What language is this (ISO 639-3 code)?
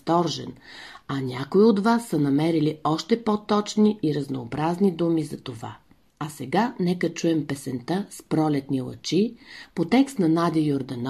bul